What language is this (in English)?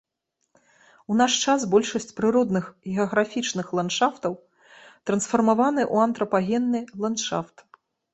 Belarusian